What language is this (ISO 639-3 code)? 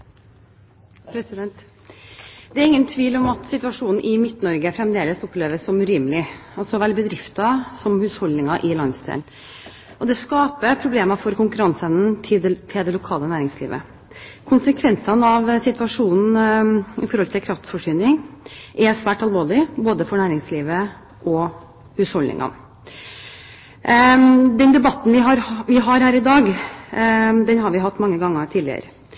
nob